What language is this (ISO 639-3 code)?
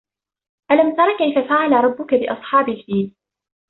ara